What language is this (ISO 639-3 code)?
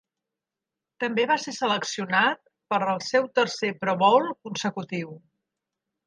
cat